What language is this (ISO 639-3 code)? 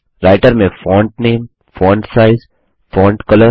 hin